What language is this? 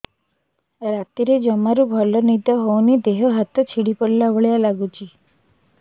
Odia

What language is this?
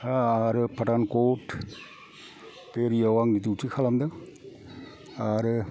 Bodo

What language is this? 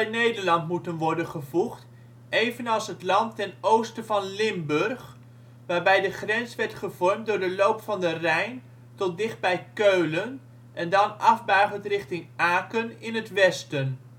Dutch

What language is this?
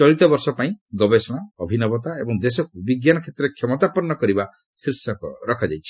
Odia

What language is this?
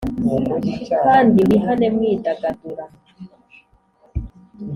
Kinyarwanda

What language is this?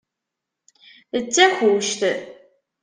Kabyle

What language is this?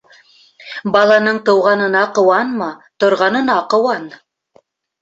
Bashkir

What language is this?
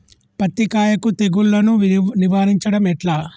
Telugu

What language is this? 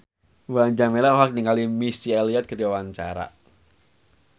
Sundanese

